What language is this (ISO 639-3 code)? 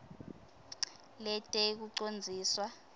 ssw